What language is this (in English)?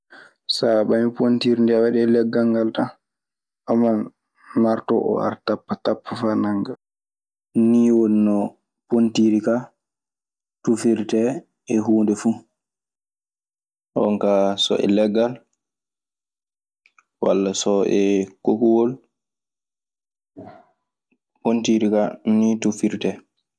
Maasina Fulfulde